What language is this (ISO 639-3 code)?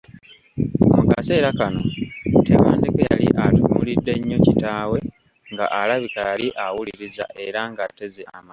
lug